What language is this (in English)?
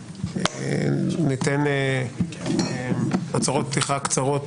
Hebrew